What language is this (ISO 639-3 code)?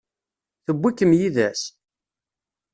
kab